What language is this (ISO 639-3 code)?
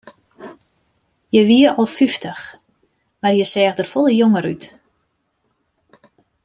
fry